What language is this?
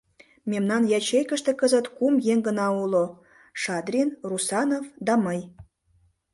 Mari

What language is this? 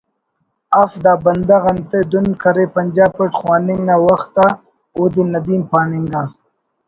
Brahui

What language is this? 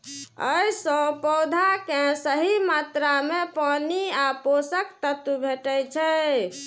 Maithili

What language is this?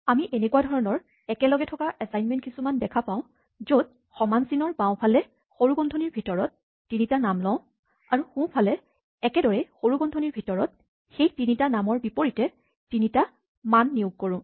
Assamese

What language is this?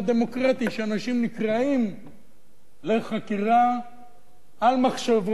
Hebrew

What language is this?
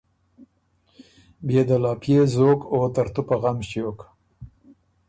Ormuri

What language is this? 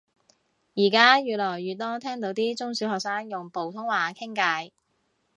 Cantonese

